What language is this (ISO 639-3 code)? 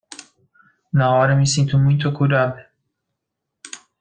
por